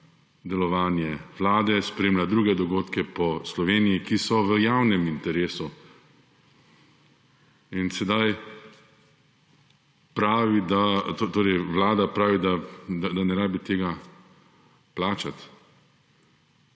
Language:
Slovenian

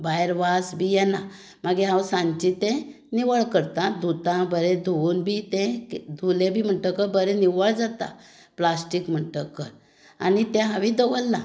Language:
Konkani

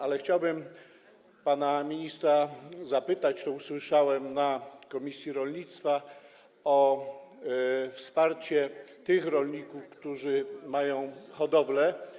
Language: Polish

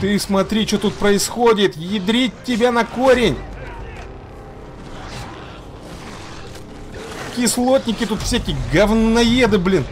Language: Russian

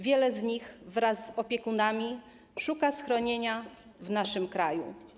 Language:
Polish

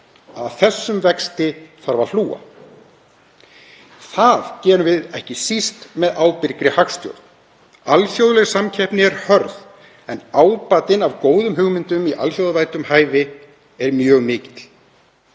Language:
Icelandic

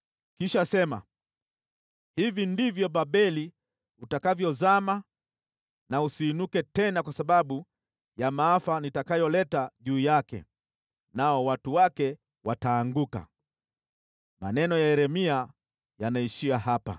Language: Swahili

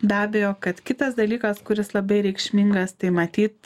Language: Lithuanian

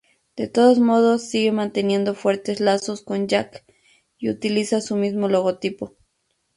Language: Spanish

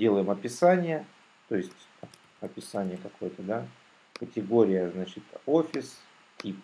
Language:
Russian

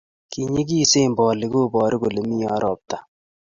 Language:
Kalenjin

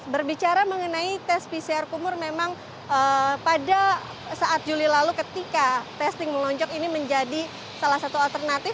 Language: Indonesian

